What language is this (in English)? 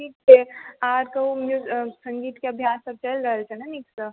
Maithili